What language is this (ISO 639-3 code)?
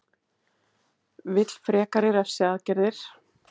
isl